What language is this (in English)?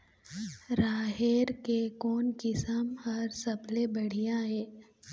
Chhattisgarhi